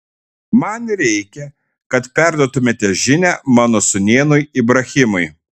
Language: Lithuanian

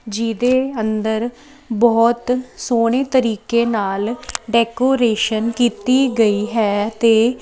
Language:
Punjabi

